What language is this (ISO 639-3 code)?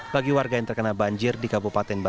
ind